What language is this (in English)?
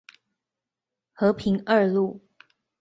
Chinese